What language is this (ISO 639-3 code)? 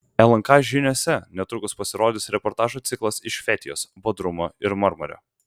lit